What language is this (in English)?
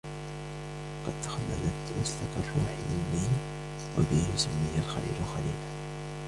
Arabic